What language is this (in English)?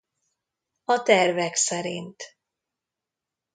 Hungarian